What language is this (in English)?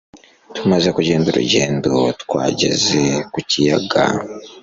Kinyarwanda